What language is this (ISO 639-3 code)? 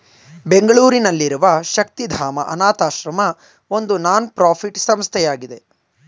kan